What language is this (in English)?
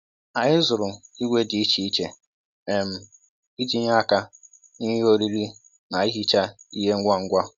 Igbo